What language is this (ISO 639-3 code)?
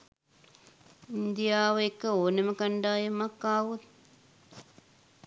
sin